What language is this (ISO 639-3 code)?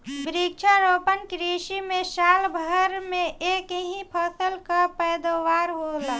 bho